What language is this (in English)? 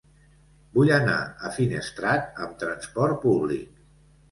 Catalan